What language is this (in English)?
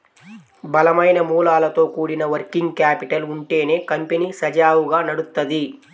Telugu